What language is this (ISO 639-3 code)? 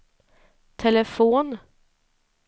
swe